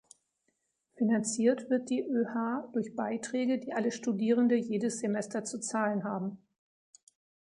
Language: German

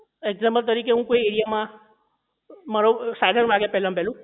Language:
Gujarati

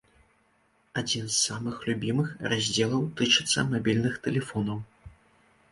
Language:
Belarusian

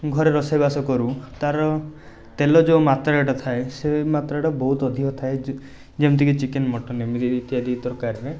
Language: Odia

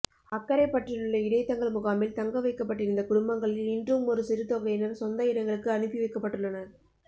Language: Tamil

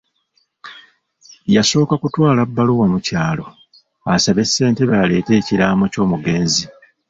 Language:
Ganda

